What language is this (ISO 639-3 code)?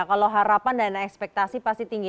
ind